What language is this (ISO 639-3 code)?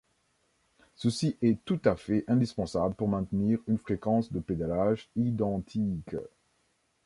fra